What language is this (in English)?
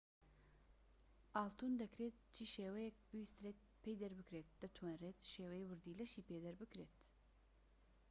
Central Kurdish